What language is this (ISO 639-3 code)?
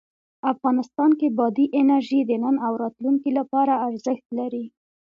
pus